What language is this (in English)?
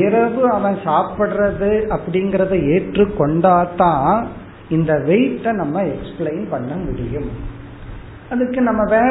Tamil